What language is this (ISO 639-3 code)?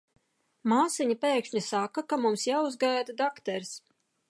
lav